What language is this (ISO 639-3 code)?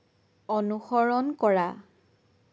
asm